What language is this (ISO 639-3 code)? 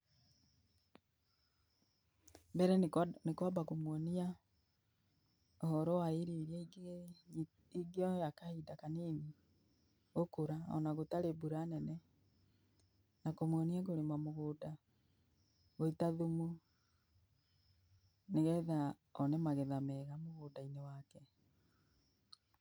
kik